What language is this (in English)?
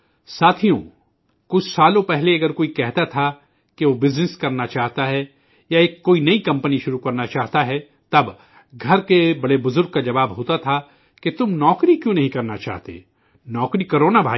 Urdu